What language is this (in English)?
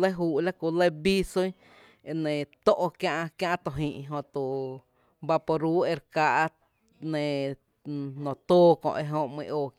Tepinapa Chinantec